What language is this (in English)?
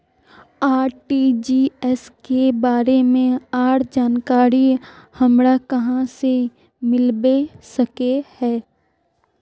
Magahi